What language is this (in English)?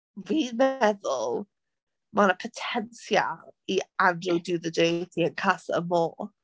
Welsh